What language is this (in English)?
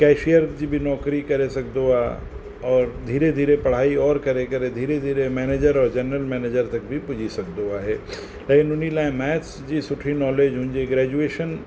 Sindhi